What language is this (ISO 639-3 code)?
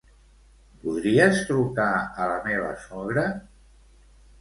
cat